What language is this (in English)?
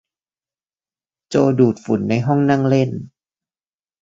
Thai